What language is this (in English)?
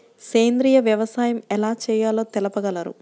Telugu